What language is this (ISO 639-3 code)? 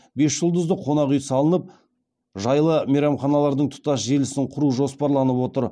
kaz